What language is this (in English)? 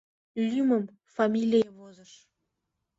Mari